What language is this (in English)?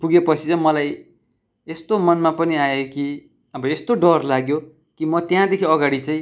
Nepali